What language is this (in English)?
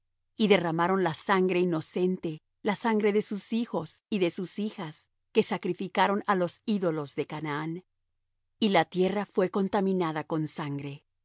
Spanish